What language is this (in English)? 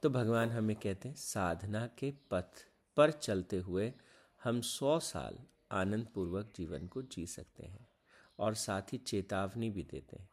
Hindi